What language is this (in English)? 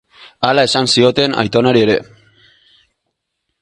Basque